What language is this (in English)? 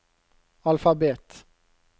Norwegian